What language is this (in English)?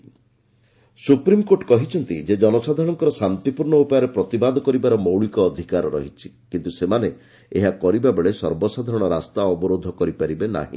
Odia